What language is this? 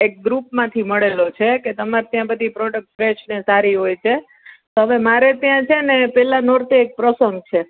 Gujarati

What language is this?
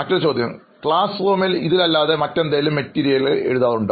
Malayalam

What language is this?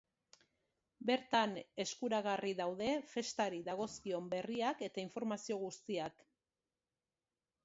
Basque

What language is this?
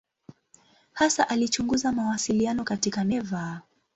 Swahili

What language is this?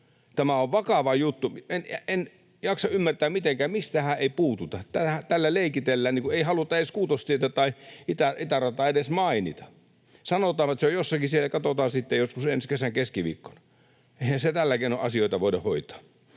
Finnish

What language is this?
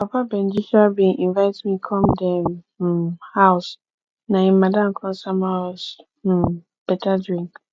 Nigerian Pidgin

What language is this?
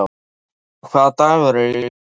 Icelandic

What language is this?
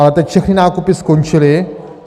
Czech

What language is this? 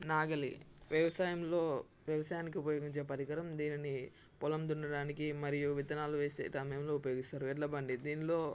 Telugu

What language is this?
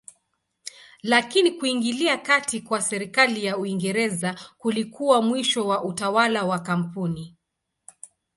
Swahili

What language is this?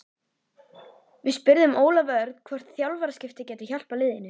Icelandic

